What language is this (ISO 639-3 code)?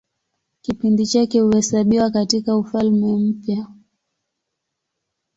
swa